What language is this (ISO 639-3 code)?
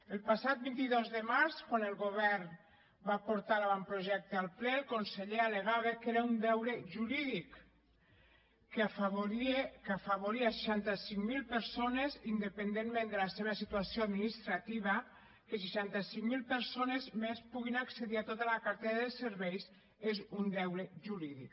cat